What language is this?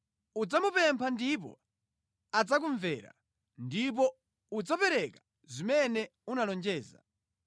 Nyanja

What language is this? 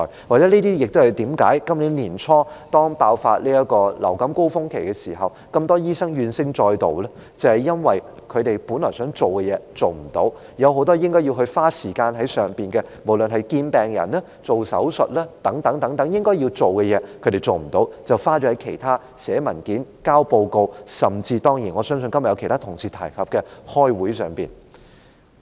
Cantonese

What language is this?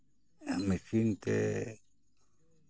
Santali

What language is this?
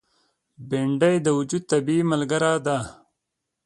Pashto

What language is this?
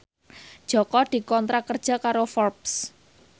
Javanese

